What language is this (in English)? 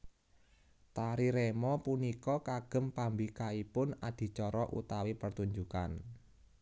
Javanese